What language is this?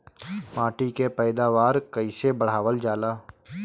Bhojpuri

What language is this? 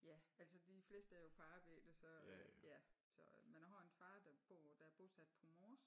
Danish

